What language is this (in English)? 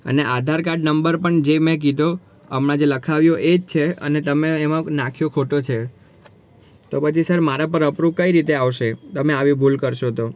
Gujarati